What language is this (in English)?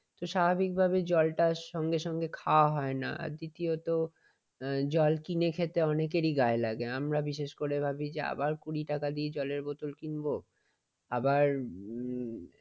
Bangla